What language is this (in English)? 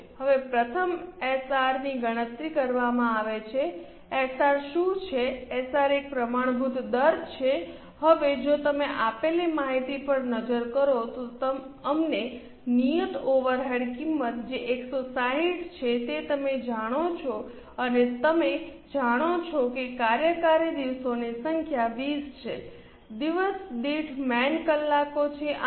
Gujarati